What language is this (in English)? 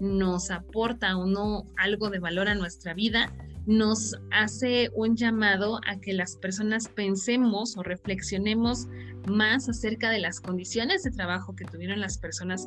Spanish